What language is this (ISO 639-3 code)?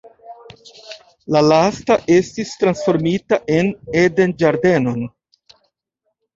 epo